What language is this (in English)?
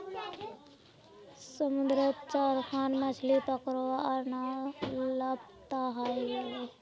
Magahi